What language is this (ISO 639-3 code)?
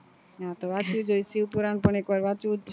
guj